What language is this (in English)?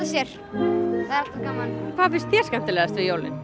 Icelandic